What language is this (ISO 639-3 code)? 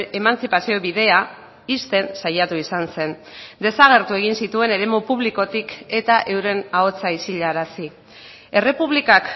eus